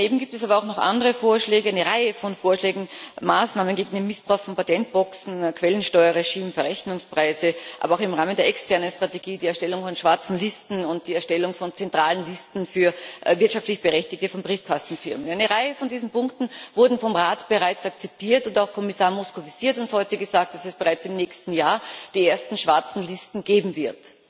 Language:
German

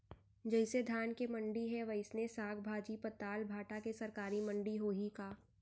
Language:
Chhattisgarhi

